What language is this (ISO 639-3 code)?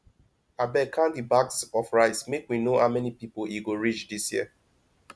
pcm